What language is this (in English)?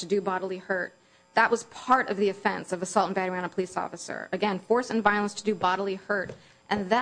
English